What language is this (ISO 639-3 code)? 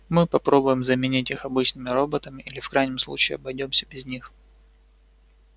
rus